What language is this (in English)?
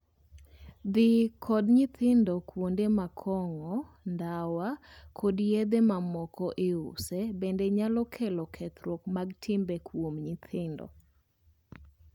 Luo (Kenya and Tanzania)